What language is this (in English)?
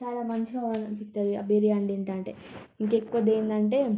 Telugu